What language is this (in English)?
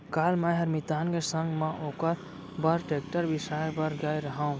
Chhattisgarhi